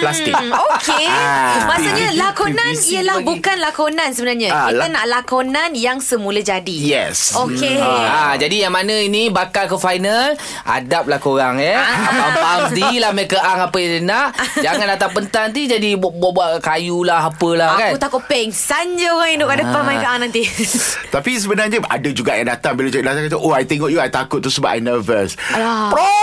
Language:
Malay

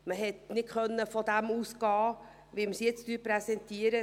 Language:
Swiss German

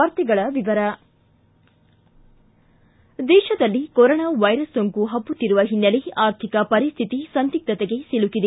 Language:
Kannada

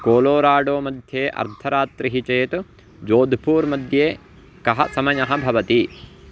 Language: Sanskrit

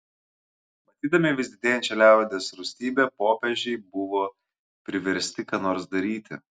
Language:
Lithuanian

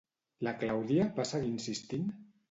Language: Catalan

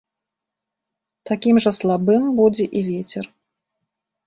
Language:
Belarusian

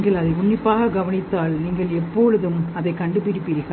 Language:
Tamil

